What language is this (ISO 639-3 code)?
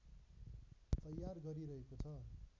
nep